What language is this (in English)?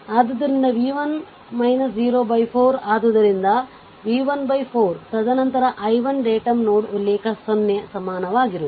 Kannada